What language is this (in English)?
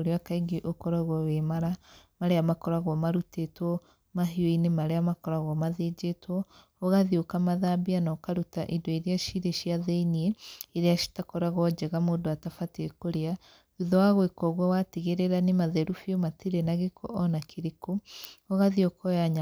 Kikuyu